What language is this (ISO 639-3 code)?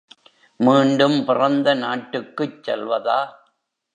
tam